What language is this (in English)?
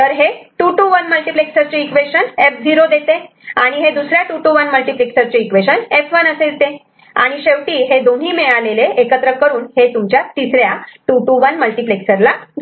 Marathi